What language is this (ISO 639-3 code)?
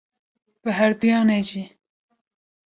kur